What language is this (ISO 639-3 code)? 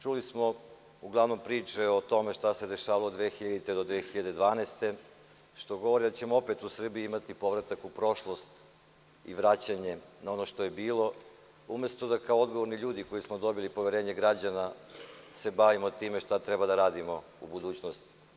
srp